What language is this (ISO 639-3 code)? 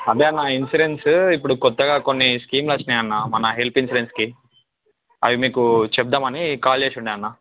tel